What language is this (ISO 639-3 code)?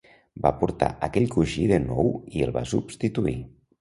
cat